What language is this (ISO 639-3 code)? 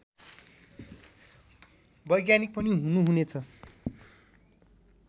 nep